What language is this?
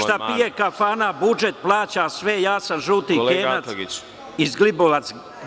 Serbian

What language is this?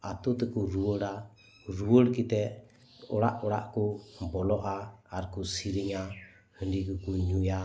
Santali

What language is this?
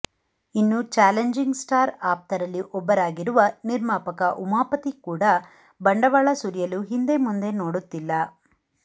Kannada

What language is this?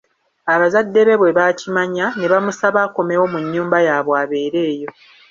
Ganda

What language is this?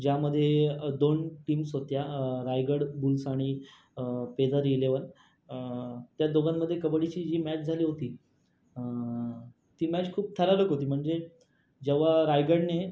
Marathi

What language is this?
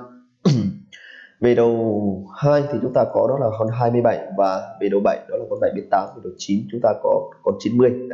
Vietnamese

